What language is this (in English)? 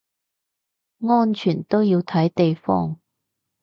Cantonese